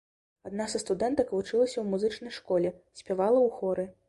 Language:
Belarusian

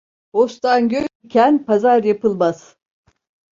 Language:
Turkish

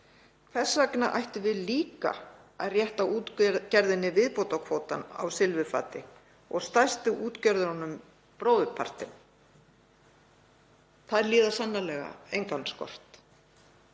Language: Icelandic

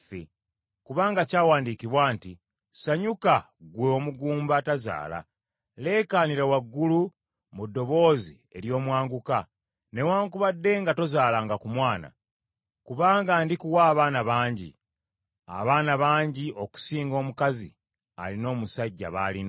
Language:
Ganda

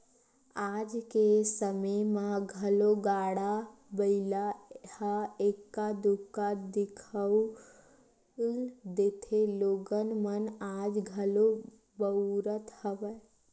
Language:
Chhattisgarhi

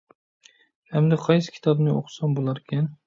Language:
Uyghur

